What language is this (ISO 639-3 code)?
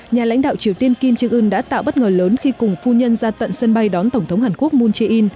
vie